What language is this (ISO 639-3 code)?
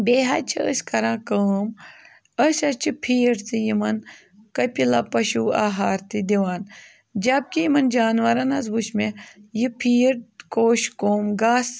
kas